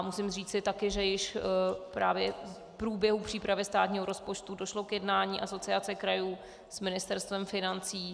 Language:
Czech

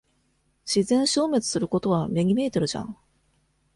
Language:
Japanese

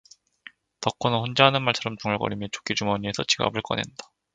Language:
Korean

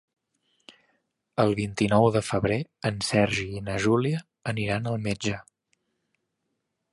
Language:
Catalan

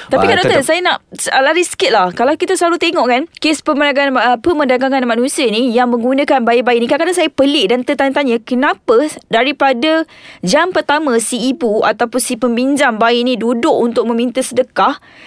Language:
Malay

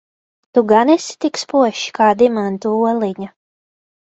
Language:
Latvian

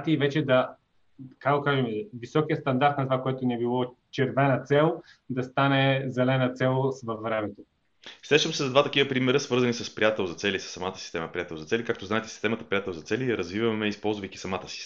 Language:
Bulgarian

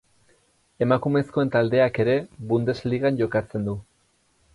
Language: Basque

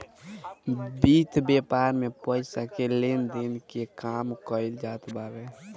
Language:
Bhojpuri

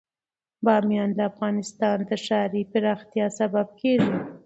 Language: Pashto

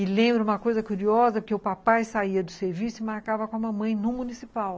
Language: Portuguese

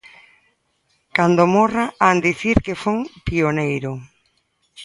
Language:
Galician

